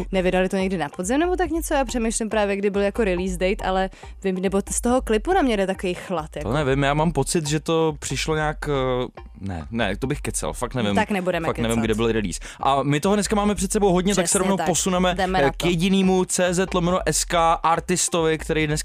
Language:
Czech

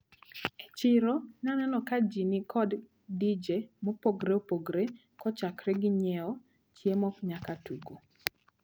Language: Luo (Kenya and Tanzania)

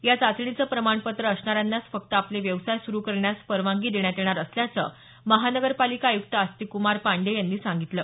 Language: Marathi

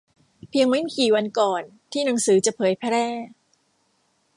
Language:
Thai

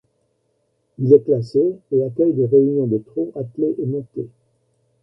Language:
French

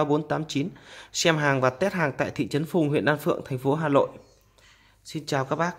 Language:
Vietnamese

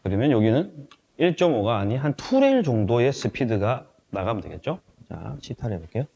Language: Korean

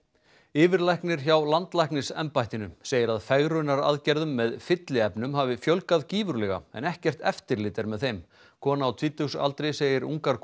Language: Icelandic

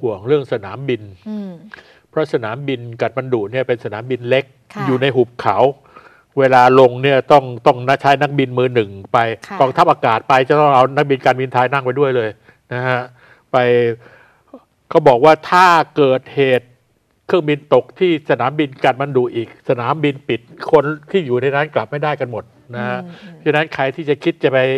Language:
Thai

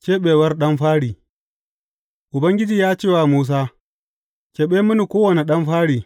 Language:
Hausa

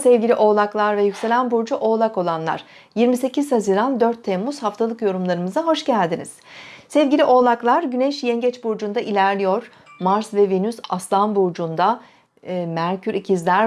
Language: Turkish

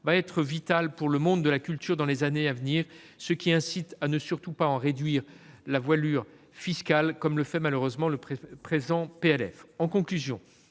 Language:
French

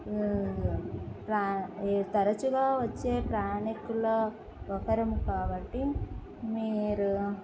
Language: Telugu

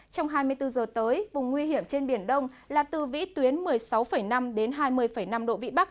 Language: Vietnamese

